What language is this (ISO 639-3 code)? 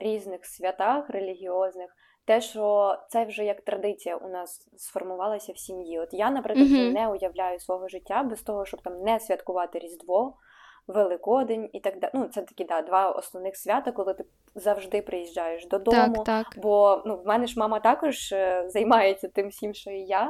ukr